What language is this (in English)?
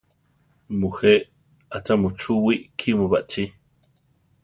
Central Tarahumara